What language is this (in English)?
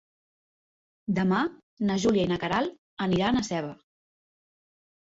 Catalan